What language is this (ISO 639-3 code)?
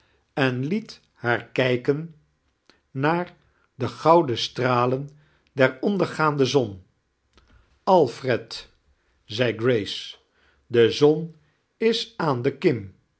nld